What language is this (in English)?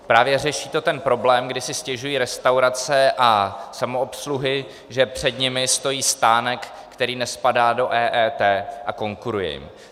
Czech